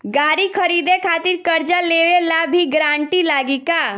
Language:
Bhojpuri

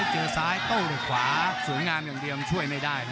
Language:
Thai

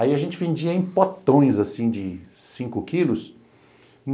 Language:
Portuguese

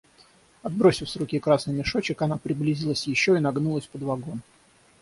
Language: Russian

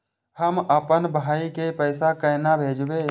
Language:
Maithili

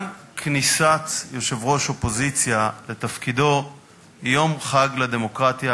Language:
Hebrew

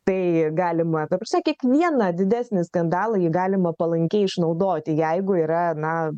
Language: Lithuanian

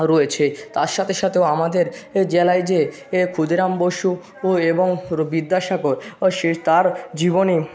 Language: Bangla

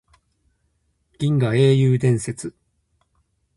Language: Japanese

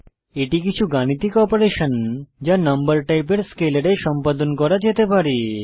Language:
Bangla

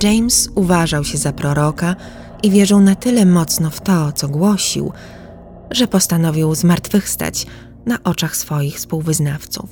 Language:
Polish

